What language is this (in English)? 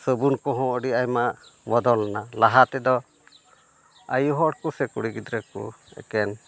Santali